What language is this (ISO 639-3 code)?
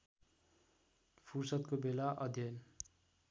nep